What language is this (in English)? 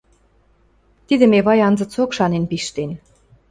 Western Mari